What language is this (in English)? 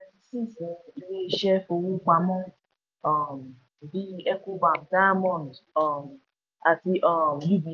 Yoruba